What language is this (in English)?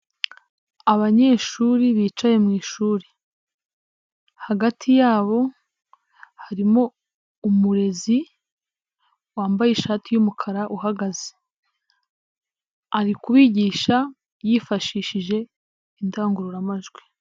Kinyarwanda